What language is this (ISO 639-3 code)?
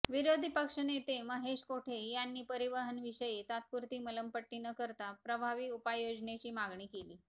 mar